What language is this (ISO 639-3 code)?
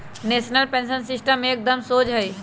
mag